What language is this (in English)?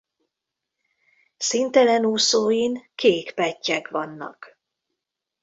Hungarian